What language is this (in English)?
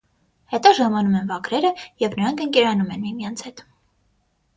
Armenian